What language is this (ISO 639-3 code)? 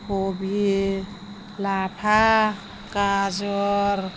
brx